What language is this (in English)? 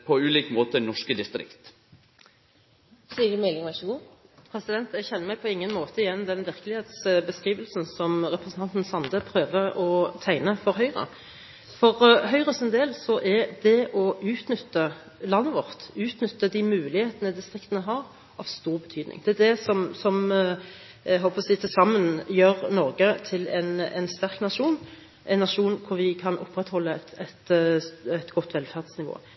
Norwegian